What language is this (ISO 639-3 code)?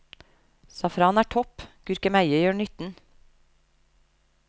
nor